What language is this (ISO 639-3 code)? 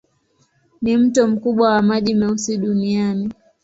swa